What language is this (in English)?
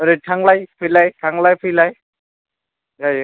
Bodo